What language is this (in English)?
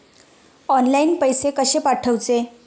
Marathi